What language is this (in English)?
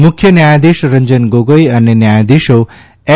Gujarati